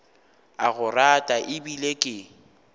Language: Northern Sotho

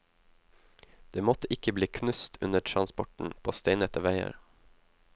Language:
Norwegian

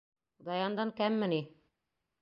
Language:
Bashkir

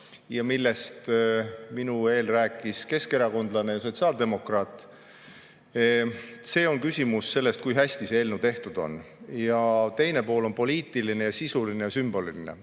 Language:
Estonian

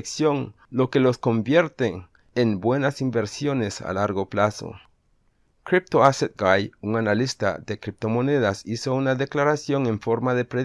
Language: Spanish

